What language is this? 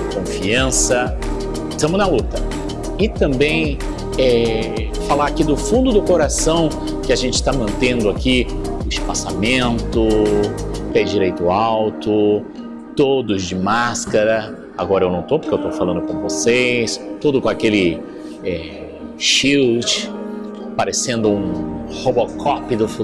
Portuguese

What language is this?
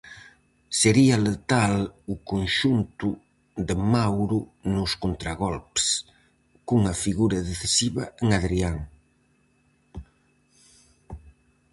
Galician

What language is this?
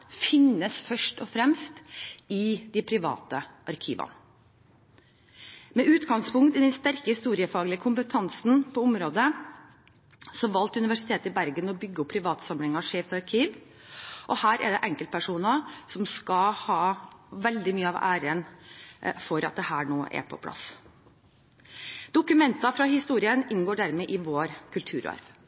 Norwegian Bokmål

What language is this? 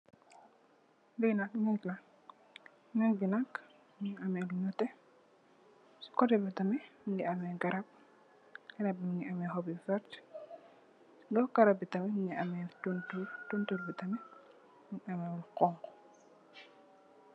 Wolof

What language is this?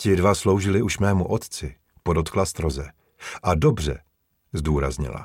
Czech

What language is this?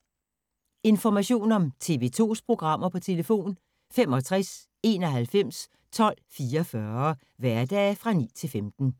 Danish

